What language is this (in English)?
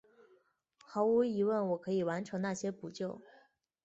Chinese